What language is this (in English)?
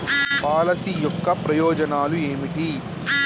Telugu